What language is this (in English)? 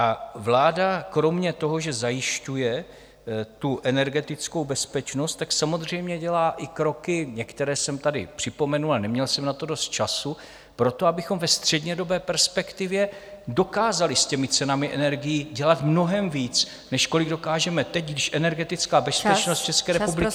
Czech